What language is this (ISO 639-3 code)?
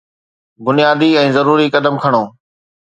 snd